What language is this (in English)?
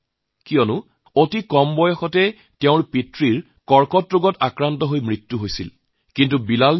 Assamese